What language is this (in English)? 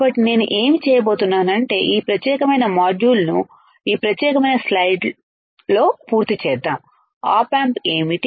Telugu